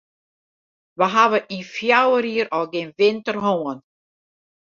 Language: Western Frisian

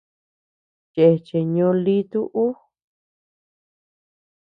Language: Tepeuxila Cuicatec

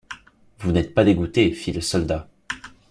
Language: French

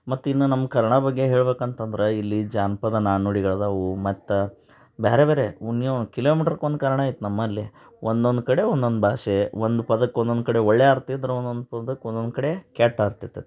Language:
Kannada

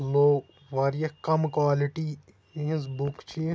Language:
Kashmiri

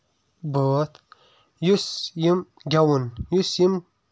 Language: Kashmiri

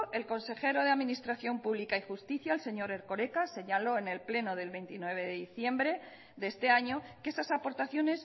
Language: Spanish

